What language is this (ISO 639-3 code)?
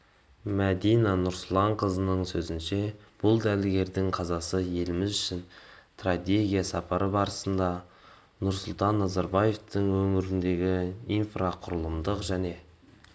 kaz